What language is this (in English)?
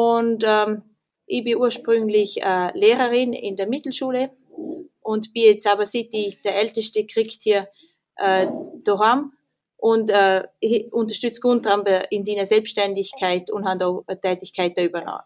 German